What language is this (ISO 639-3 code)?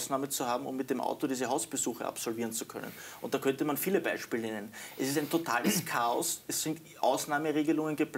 deu